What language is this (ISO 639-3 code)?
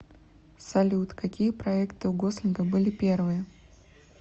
rus